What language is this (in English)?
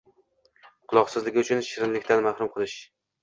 Uzbek